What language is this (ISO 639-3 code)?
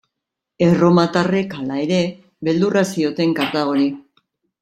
eus